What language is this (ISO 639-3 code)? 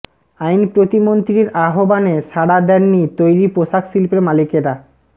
ben